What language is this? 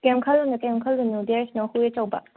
Manipuri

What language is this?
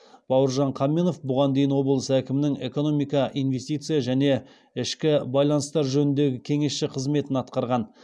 Kazakh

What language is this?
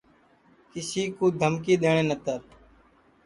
Sansi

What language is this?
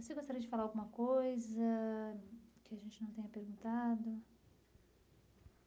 Portuguese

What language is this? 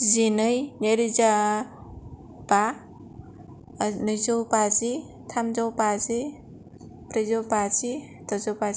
Bodo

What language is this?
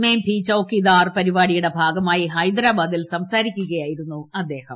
Malayalam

